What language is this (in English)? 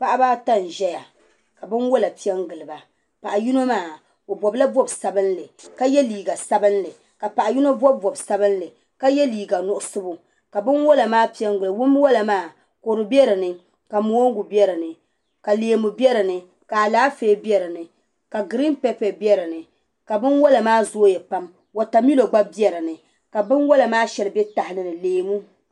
Dagbani